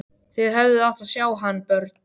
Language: Icelandic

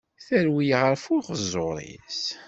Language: Kabyle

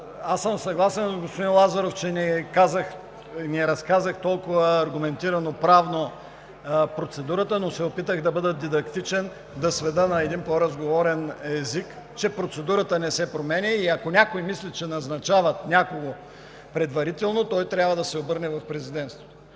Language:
Bulgarian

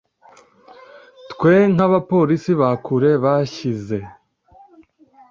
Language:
Kinyarwanda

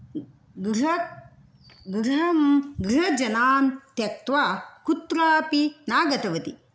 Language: Sanskrit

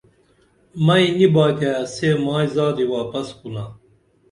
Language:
Dameli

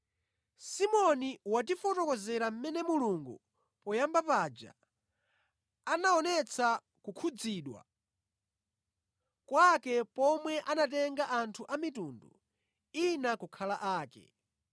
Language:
Nyanja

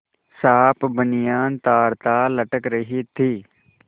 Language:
Hindi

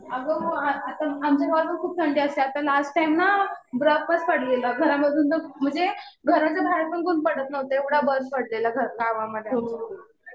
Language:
Marathi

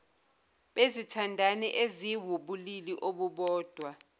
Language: Zulu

